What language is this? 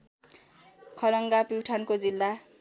Nepali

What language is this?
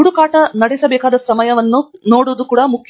Kannada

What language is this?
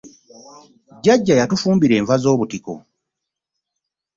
Ganda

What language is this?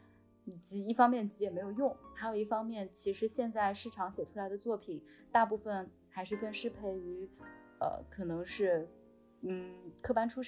Chinese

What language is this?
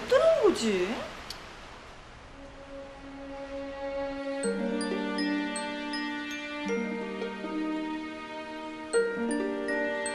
Korean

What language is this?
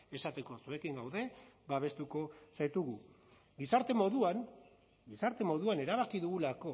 Basque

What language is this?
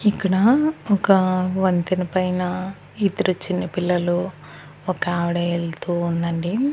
Telugu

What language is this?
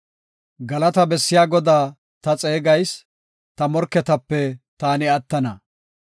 Gofa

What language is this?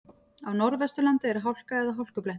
Icelandic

